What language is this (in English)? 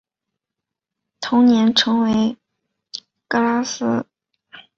Chinese